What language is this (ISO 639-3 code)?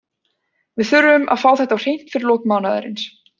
isl